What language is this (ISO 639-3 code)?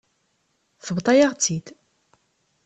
kab